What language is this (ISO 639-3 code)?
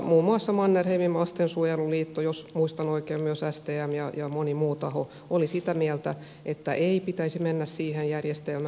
fin